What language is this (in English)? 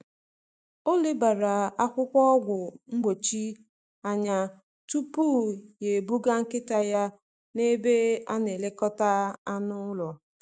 Igbo